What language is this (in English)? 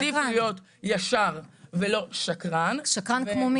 Hebrew